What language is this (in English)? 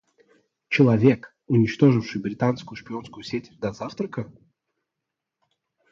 Russian